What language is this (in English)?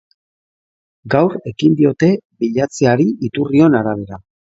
Basque